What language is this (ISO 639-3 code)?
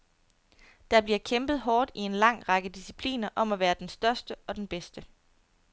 dan